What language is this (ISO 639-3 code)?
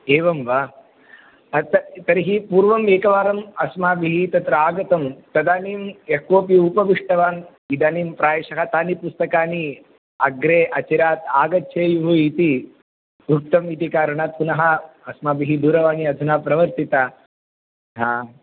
san